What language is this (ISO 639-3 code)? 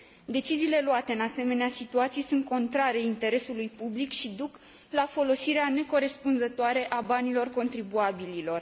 ron